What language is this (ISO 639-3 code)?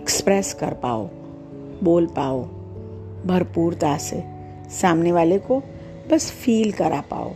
hin